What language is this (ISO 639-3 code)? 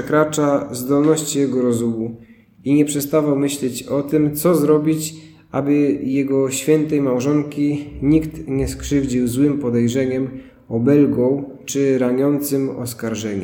pol